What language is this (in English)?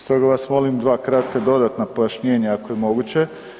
Croatian